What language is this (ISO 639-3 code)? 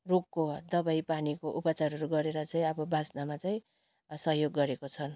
nep